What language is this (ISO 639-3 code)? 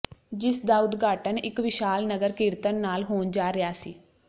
pan